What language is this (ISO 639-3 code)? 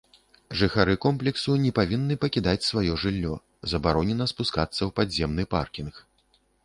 bel